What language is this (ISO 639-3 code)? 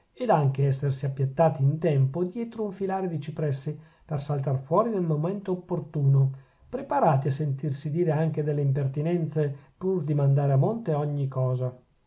ita